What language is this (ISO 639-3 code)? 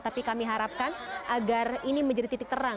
ind